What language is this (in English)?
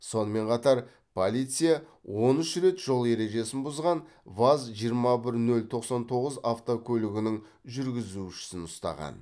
Kazakh